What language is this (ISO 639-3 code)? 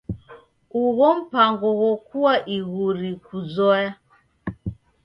dav